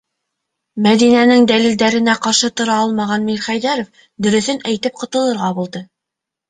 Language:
Bashkir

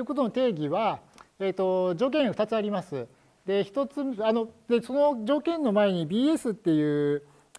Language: Japanese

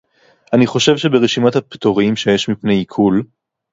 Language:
Hebrew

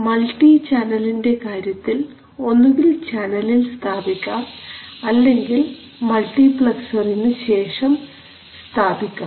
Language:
Malayalam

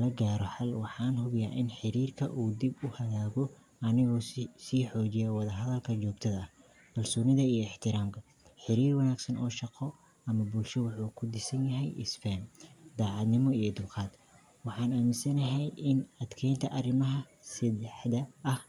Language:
Somali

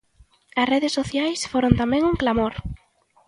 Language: Galician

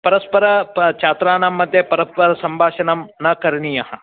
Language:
Sanskrit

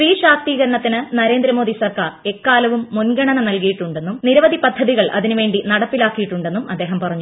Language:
Malayalam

